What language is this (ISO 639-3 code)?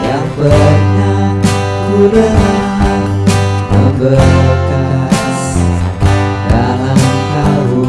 ind